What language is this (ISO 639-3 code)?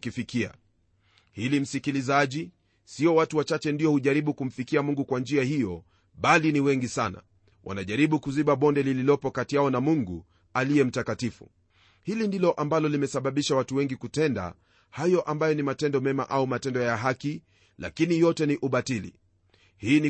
swa